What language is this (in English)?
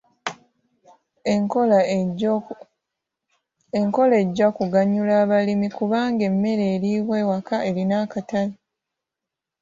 Ganda